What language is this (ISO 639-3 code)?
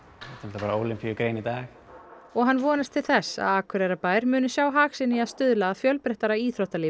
isl